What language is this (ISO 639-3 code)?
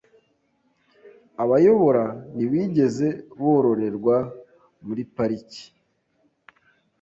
kin